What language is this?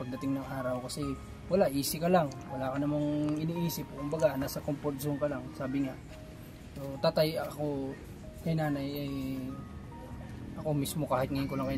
Filipino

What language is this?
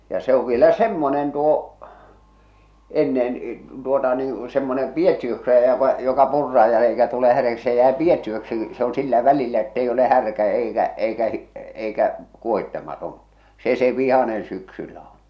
Finnish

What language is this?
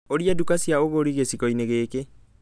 Kikuyu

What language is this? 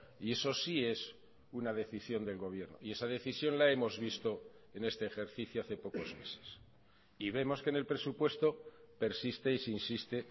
Spanish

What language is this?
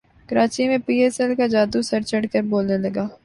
Urdu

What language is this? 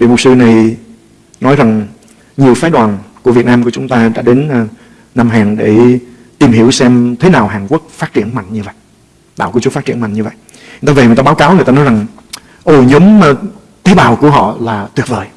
Vietnamese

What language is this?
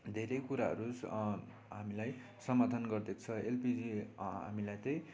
Nepali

